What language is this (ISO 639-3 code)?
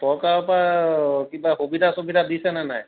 asm